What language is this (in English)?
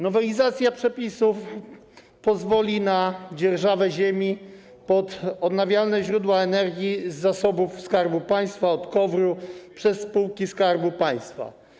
Polish